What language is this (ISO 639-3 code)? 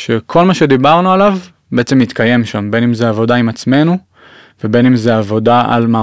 heb